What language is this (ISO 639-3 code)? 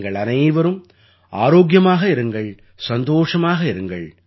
tam